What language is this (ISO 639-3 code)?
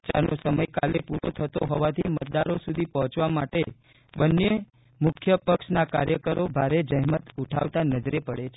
guj